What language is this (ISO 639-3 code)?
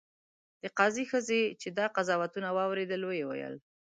pus